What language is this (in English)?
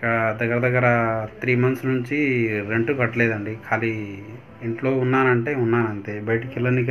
Hindi